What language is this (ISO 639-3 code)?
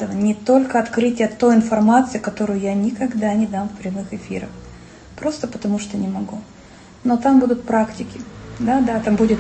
rus